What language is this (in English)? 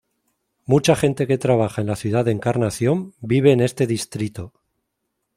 Spanish